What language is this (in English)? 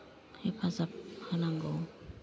Bodo